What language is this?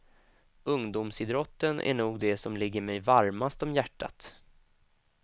Swedish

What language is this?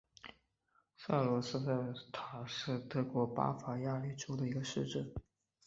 Chinese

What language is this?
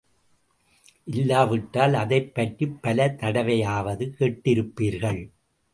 Tamil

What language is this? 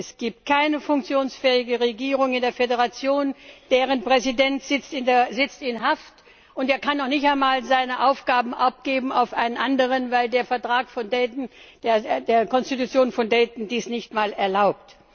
German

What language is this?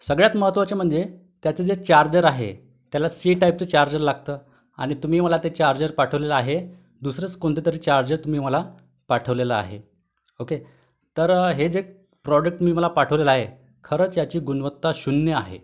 Marathi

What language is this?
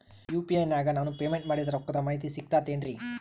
Kannada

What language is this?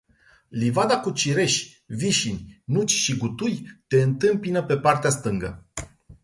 Romanian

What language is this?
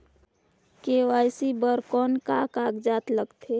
Chhattisgarhi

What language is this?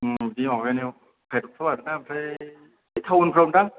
Bodo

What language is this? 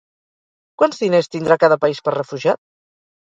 Catalan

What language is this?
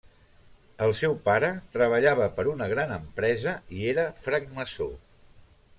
Catalan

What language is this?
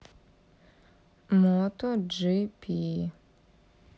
Russian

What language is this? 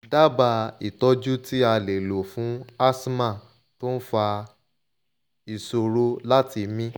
Yoruba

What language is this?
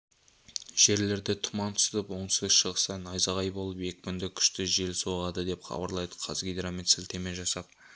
Kazakh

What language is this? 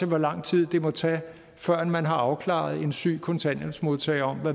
Danish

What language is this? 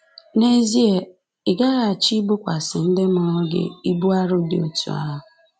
Igbo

